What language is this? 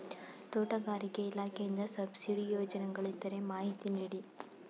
Kannada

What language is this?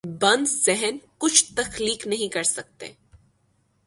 Urdu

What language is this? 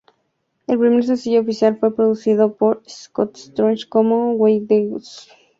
Spanish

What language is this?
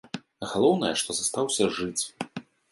Belarusian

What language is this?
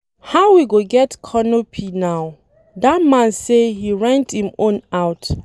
Nigerian Pidgin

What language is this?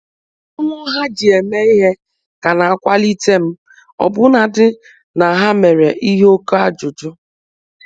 Igbo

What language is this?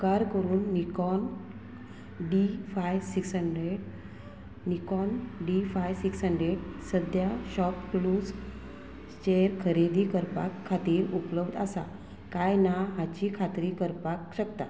Konkani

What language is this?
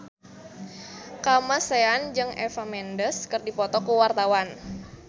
Sundanese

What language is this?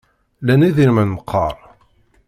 Kabyle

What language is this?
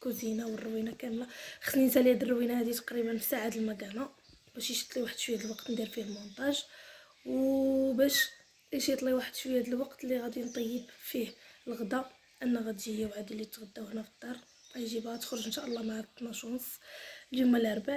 Arabic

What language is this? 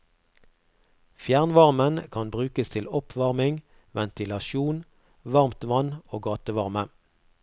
Norwegian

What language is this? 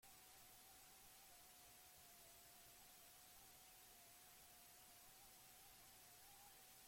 Basque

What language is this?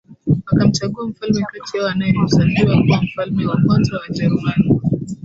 Swahili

